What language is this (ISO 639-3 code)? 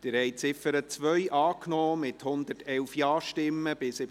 gsw